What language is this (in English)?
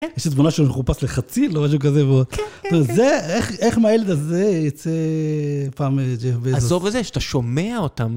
Hebrew